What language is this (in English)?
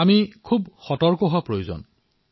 Assamese